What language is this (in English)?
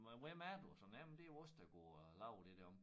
Danish